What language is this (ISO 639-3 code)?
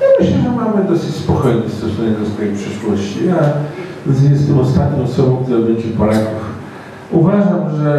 pol